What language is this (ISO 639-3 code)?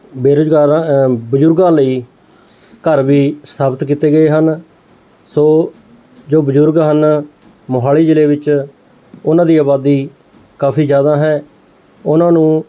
pan